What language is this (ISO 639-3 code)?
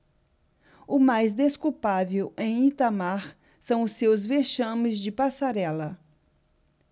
por